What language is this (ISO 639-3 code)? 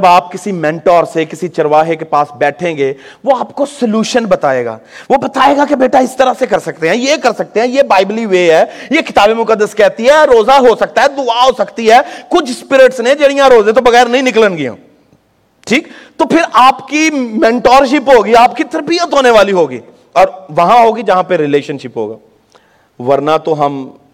urd